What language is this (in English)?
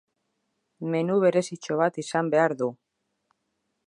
Basque